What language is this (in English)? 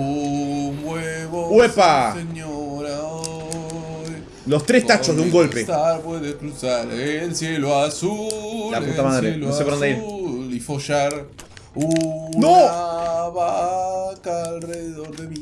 Spanish